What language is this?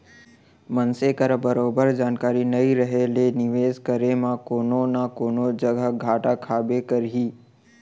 Chhattisgarhi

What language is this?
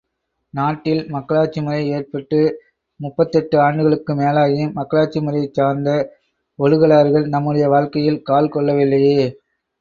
Tamil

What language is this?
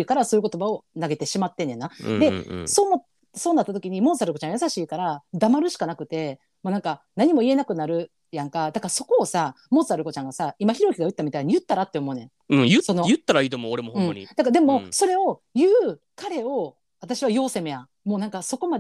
Japanese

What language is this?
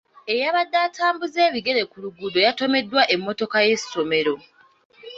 Ganda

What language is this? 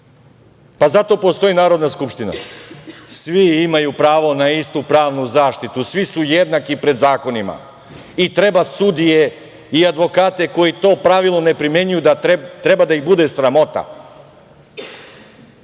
Serbian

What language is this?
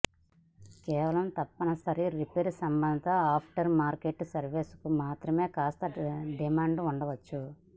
Telugu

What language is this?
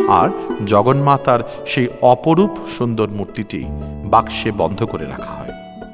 Bangla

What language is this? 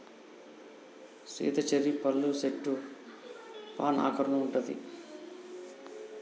Telugu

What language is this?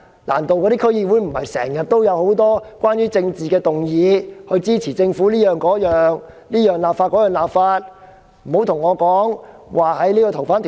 Cantonese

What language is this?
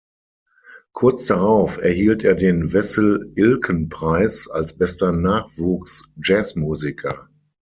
German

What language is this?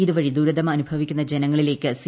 Malayalam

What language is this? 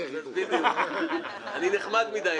Hebrew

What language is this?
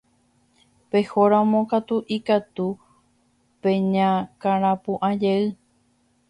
Guarani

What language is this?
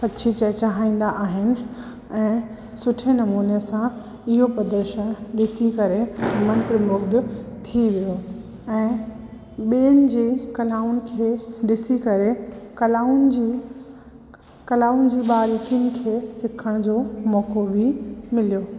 Sindhi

